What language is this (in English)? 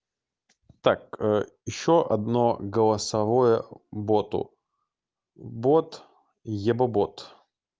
Russian